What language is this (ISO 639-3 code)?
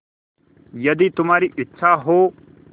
hin